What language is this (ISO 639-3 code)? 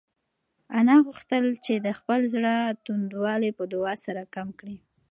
pus